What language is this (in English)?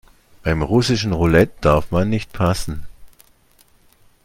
German